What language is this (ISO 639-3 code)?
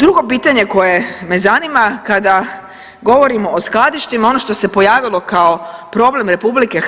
hrv